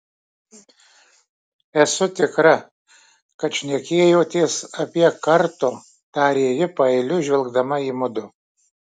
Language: Lithuanian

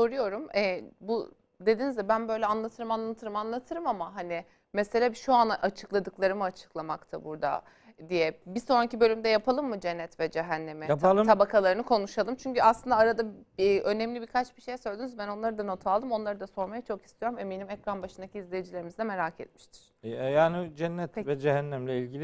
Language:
Turkish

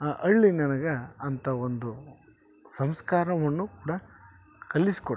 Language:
Kannada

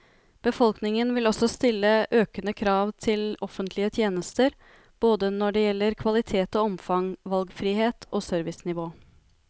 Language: Norwegian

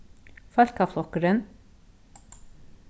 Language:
Faroese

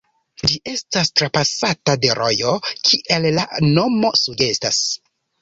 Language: Esperanto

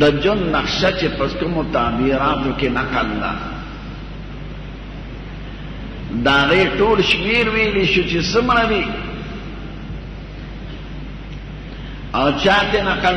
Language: Arabic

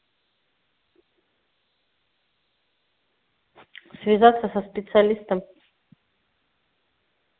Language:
Russian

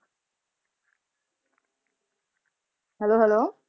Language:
Punjabi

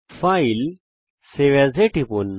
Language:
Bangla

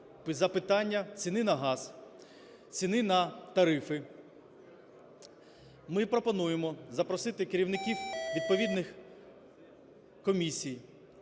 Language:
Ukrainian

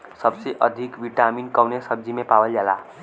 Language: Bhojpuri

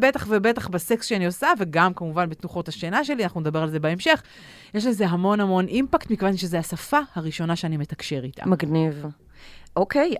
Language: Hebrew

